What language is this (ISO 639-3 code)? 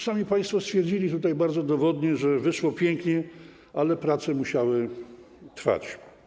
pol